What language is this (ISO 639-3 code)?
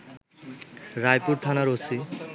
ben